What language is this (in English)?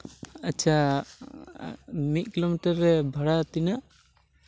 Santali